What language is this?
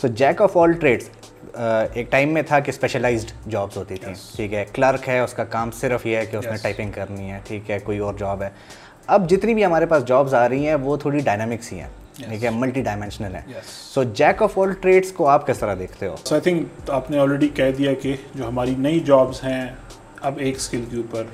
Urdu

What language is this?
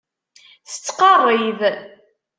Kabyle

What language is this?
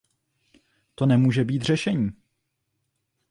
Czech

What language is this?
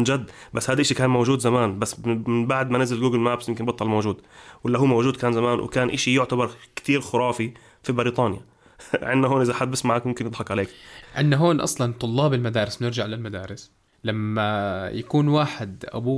Arabic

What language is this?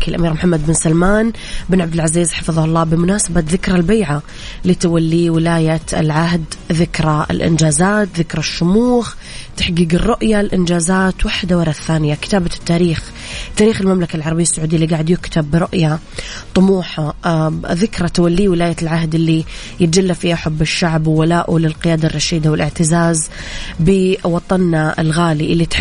Arabic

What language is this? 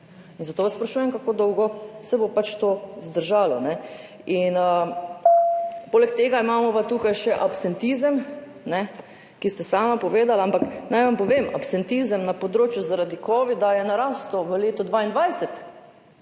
Slovenian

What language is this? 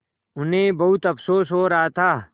Hindi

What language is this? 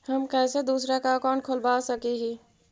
Magahi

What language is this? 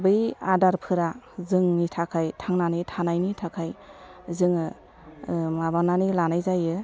Bodo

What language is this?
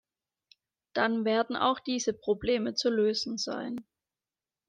German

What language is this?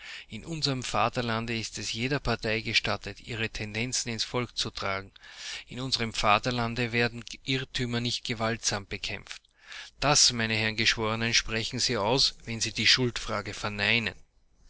German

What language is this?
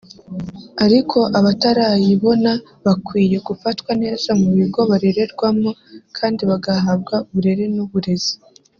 Kinyarwanda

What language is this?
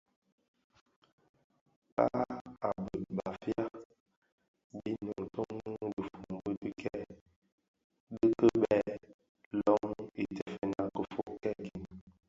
Bafia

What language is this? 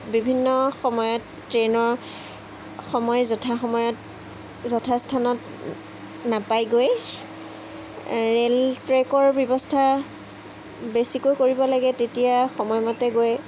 Assamese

